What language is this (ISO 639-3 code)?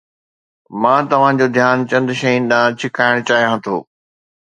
snd